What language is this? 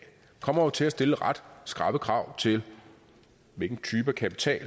Danish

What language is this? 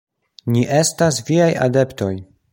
Esperanto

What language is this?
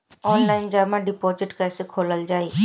Bhojpuri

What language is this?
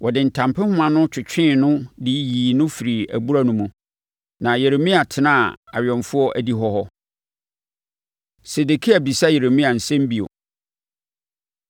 Akan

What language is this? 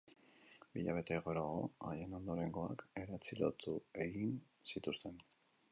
Basque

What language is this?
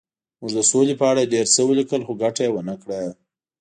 Pashto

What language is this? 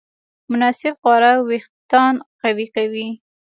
Pashto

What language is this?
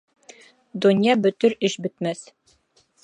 Bashkir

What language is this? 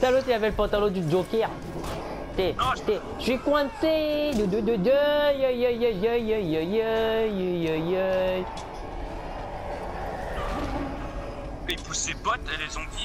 French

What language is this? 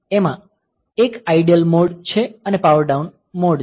Gujarati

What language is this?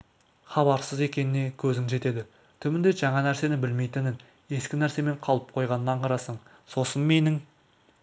Kazakh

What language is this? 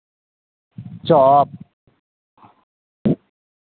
Maithili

